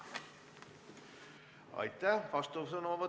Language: Estonian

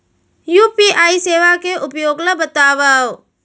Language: Chhattisgarhi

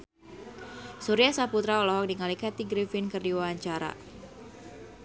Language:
Sundanese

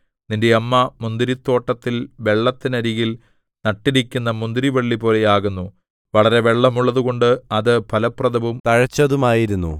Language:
Malayalam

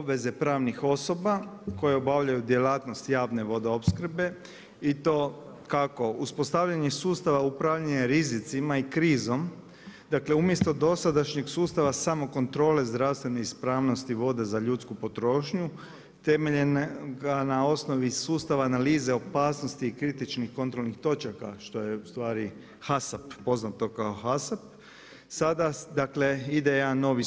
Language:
Croatian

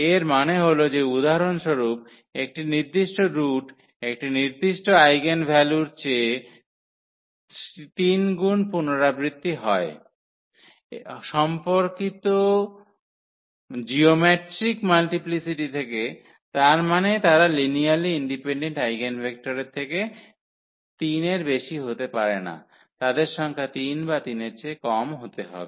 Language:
Bangla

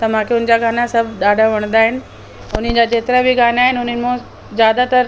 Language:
Sindhi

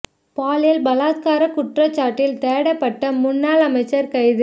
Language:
Tamil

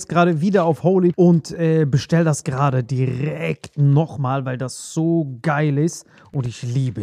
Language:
German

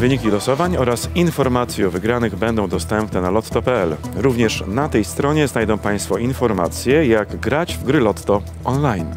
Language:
Polish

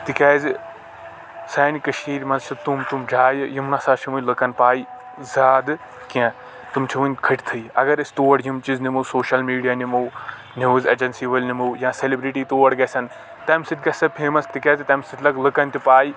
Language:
Kashmiri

